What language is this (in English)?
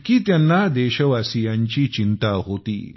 Marathi